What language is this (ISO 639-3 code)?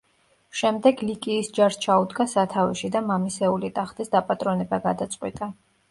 kat